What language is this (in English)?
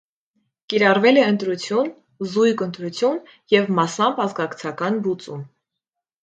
Armenian